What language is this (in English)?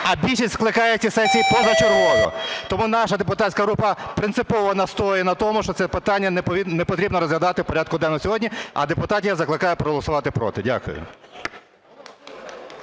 Ukrainian